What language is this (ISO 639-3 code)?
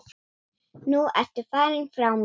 isl